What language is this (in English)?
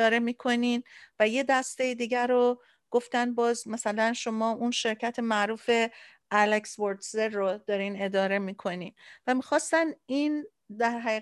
Persian